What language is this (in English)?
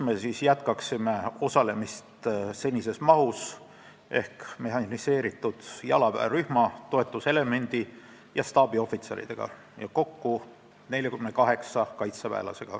Estonian